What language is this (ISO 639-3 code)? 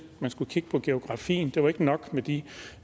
dan